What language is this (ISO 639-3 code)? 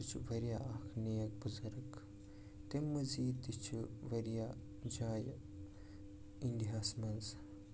kas